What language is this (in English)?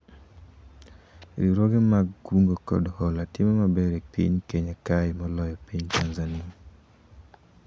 Luo (Kenya and Tanzania)